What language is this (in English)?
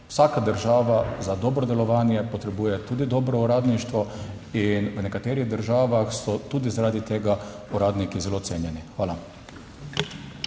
Slovenian